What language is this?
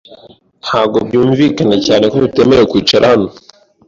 Kinyarwanda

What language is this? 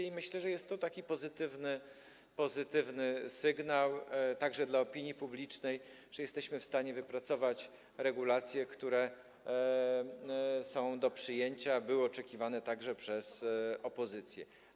Polish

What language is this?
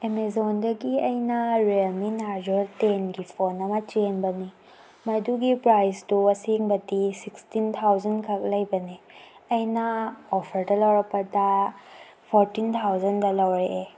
Manipuri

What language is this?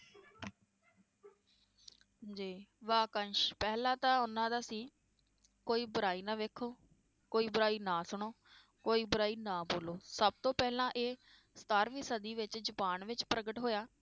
Punjabi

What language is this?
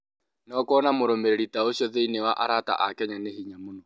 Kikuyu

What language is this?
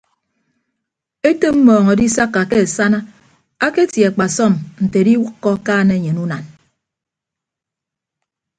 Ibibio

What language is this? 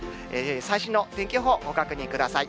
Japanese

